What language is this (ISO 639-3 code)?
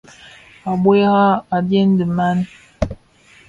ksf